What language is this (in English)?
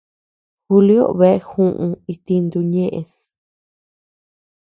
Tepeuxila Cuicatec